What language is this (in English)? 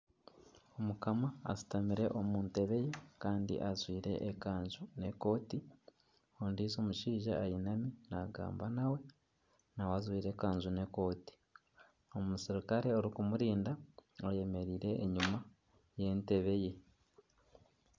Nyankole